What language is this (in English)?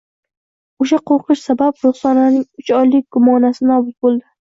Uzbek